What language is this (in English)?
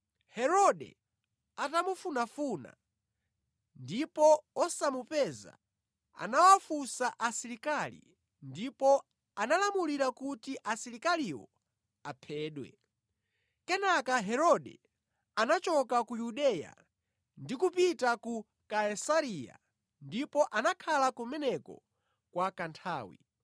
Nyanja